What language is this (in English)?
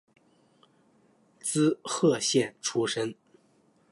Chinese